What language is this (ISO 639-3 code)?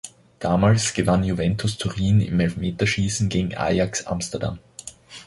deu